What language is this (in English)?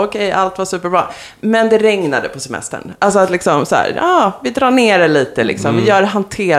Swedish